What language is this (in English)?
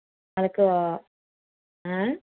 Telugu